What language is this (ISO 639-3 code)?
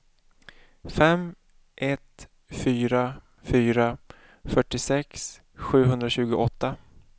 swe